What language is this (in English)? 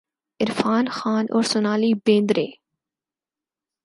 Urdu